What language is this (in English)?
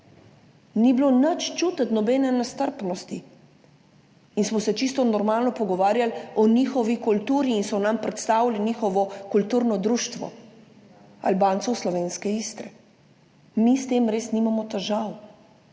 Slovenian